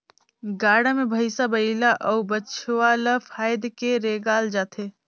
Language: Chhattisgarhi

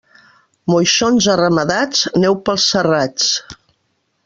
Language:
Catalan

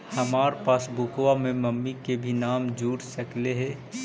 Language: Magahi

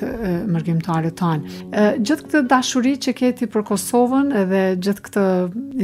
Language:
Romanian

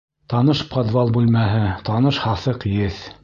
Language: Bashkir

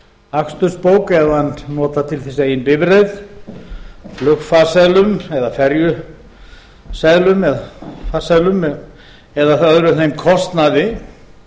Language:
Icelandic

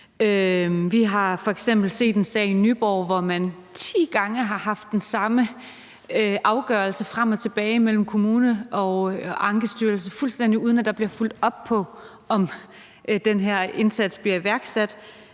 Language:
Danish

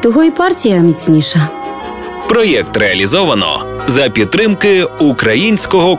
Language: Ukrainian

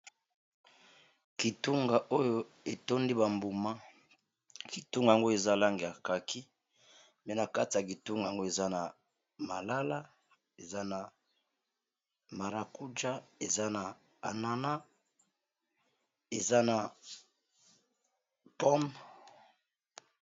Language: Lingala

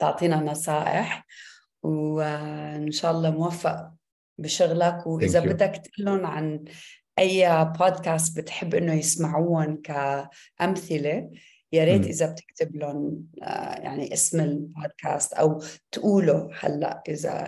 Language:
Arabic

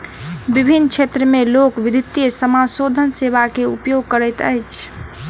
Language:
Maithili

